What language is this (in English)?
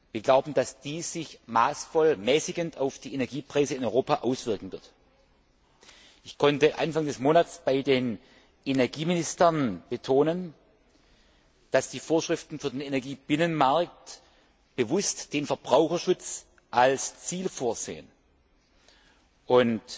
German